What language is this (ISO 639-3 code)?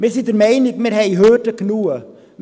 gsw